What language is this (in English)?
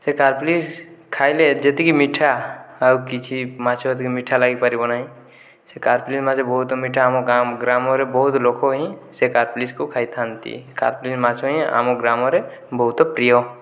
Odia